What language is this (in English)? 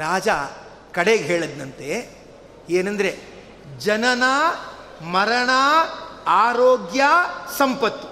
Kannada